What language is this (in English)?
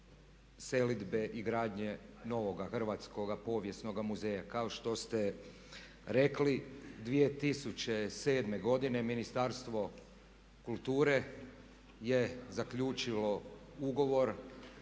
Croatian